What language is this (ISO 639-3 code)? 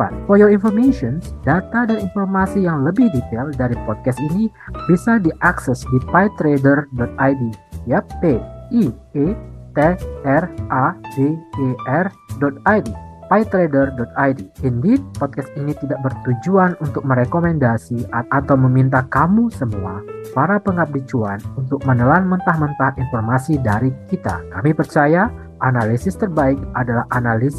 ind